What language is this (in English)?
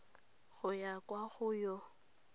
Tswana